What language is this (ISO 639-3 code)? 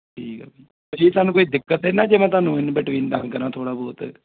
pan